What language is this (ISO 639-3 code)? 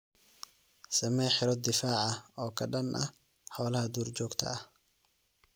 som